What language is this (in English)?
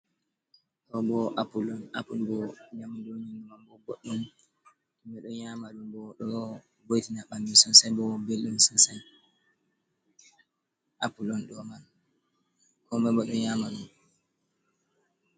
Fula